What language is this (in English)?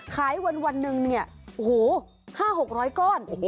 Thai